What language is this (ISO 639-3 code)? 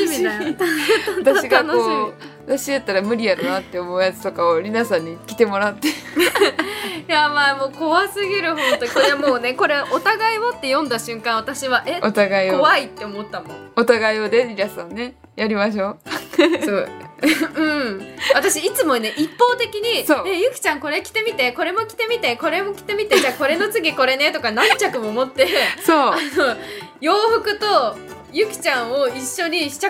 jpn